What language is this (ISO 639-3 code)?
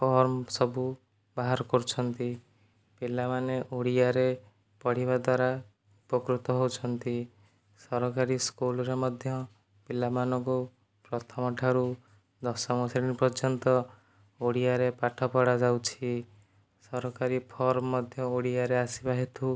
ori